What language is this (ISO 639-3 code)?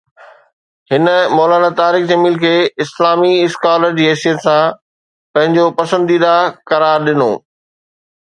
snd